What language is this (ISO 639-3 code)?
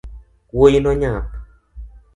luo